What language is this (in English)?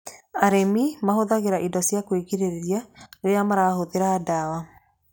Kikuyu